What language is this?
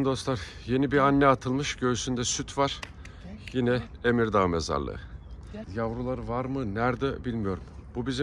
Turkish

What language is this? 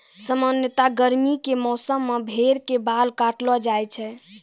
Maithili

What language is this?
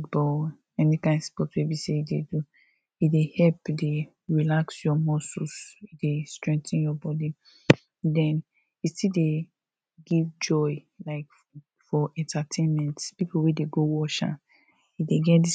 Nigerian Pidgin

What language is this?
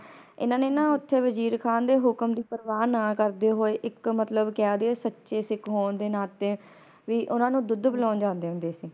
Punjabi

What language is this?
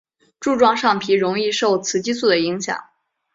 Chinese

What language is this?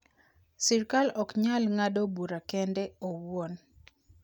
Luo (Kenya and Tanzania)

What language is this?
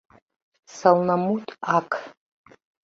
Mari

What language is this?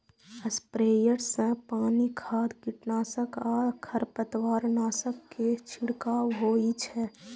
Maithili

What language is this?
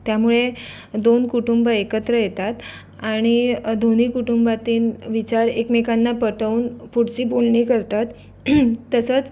Marathi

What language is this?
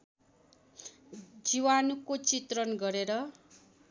Nepali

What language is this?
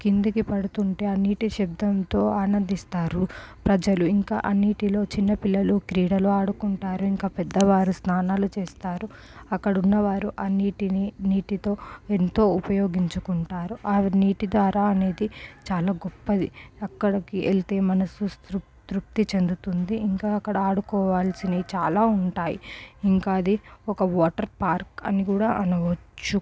Telugu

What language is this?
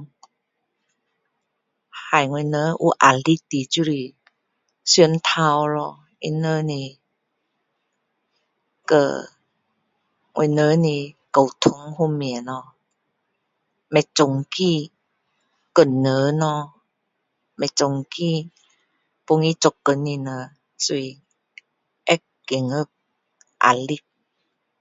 Min Dong Chinese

